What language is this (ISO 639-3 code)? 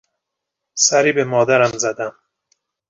fas